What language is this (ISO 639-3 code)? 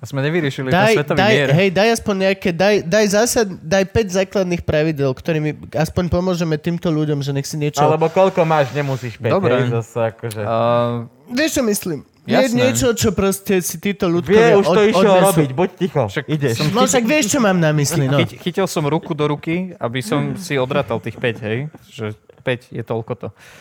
slk